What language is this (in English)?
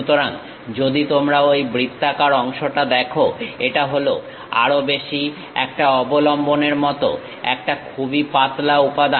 Bangla